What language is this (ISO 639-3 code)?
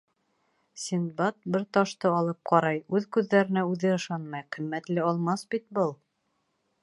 bak